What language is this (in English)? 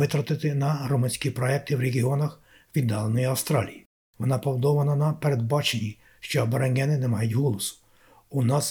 Ukrainian